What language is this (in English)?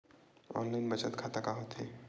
Chhattisgarhi